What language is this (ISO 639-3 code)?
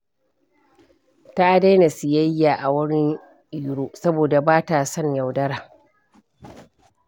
hau